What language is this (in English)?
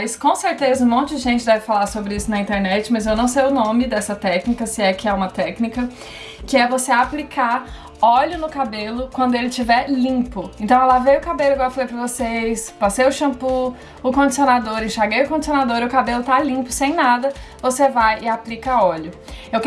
Portuguese